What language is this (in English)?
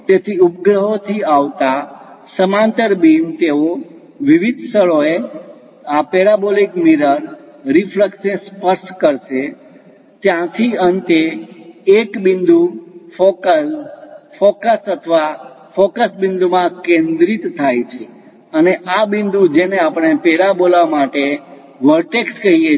Gujarati